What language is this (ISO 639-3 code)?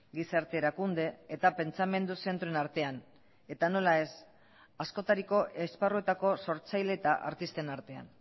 eus